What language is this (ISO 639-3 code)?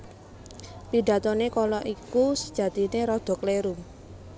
jav